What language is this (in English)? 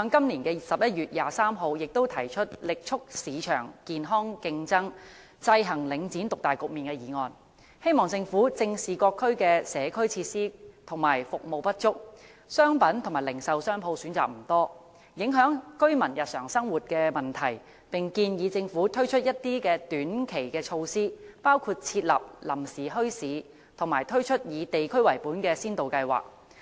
Cantonese